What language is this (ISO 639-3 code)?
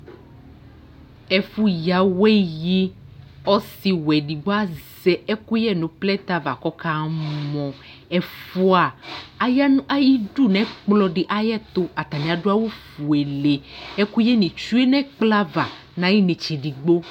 kpo